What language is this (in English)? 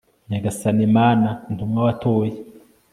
Kinyarwanda